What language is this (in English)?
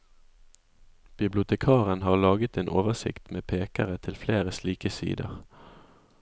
Norwegian